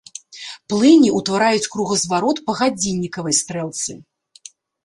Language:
Belarusian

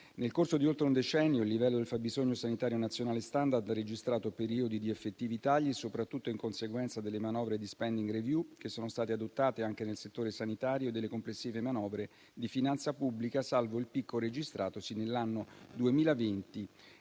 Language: Italian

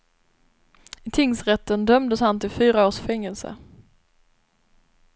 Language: Swedish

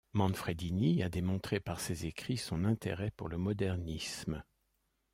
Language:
French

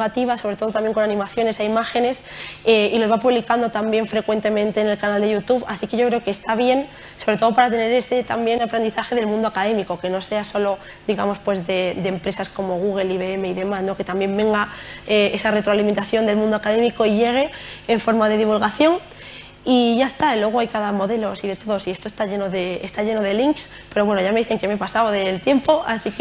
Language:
Spanish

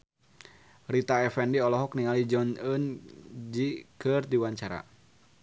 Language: Sundanese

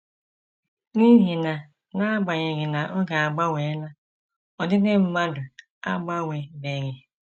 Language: Igbo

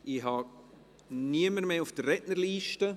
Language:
Swiss German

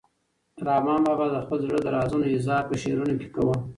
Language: Pashto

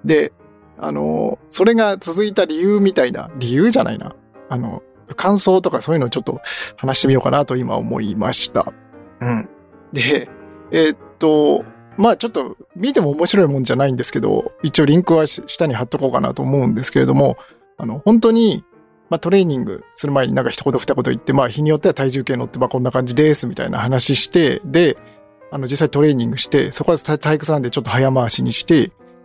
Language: Japanese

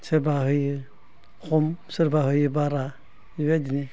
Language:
Bodo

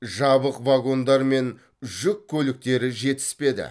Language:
Kazakh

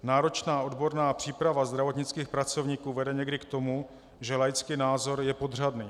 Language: Czech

